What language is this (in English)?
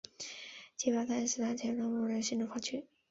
Chinese